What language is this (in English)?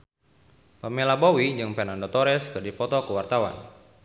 Sundanese